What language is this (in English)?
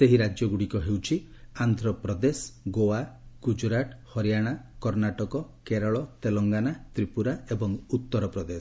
Odia